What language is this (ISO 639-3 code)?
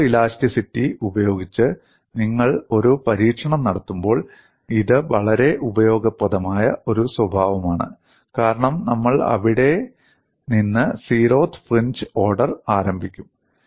mal